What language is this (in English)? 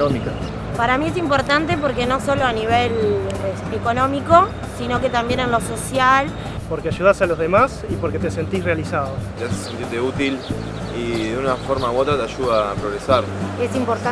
Spanish